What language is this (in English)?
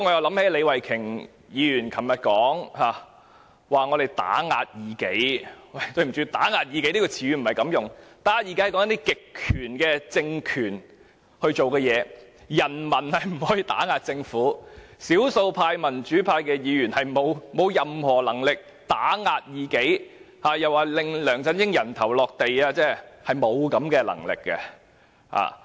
Cantonese